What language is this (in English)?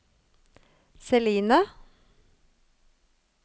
Norwegian